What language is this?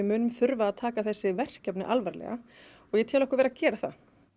Icelandic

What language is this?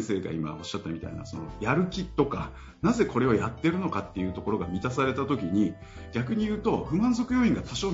Japanese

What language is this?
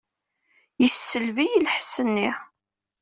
Kabyle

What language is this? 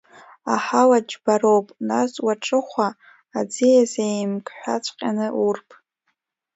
Abkhazian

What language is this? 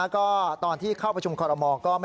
Thai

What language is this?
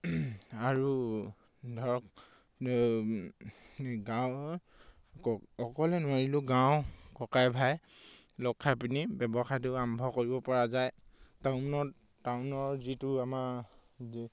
Assamese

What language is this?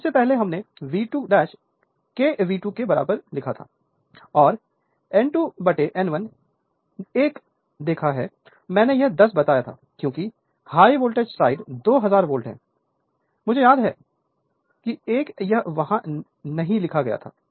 Hindi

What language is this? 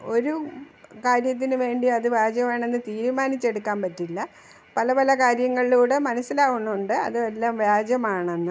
Malayalam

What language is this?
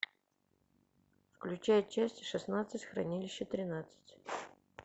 Russian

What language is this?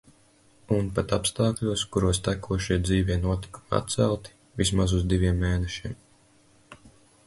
Latvian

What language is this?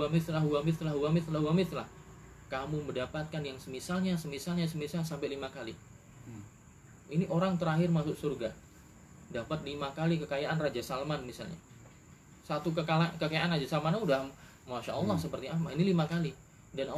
Indonesian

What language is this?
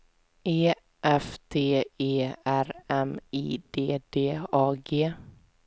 Swedish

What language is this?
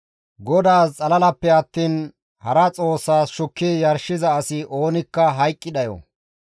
Gamo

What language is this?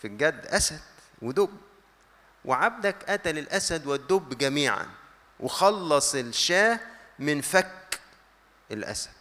Arabic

